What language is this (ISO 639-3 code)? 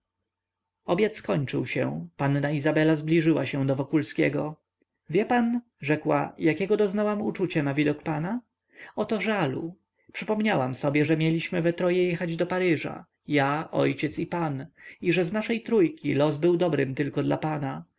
pol